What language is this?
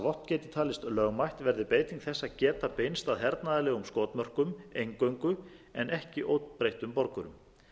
Icelandic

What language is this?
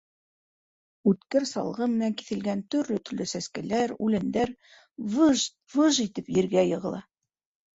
Bashkir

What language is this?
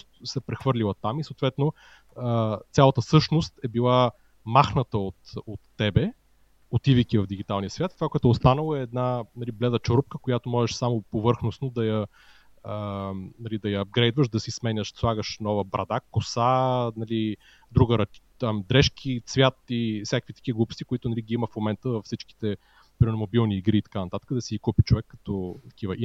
Bulgarian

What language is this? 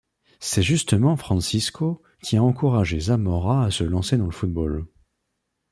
French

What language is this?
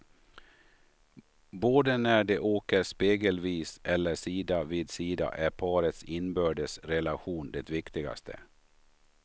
Swedish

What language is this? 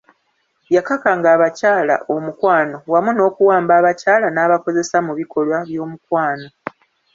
Ganda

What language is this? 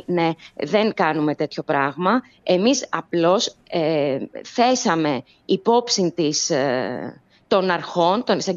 Greek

